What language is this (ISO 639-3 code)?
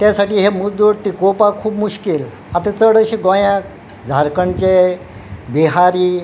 kok